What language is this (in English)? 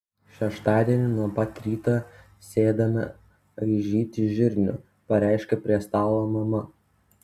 Lithuanian